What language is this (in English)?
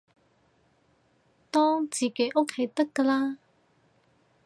Cantonese